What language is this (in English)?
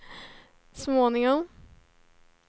Swedish